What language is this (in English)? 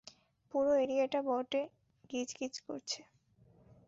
Bangla